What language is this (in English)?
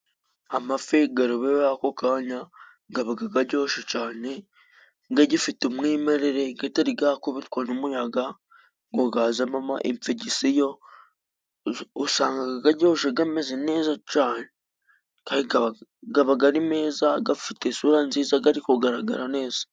Kinyarwanda